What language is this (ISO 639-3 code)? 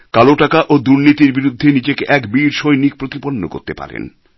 ben